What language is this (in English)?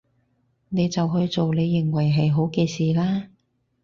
Cantonese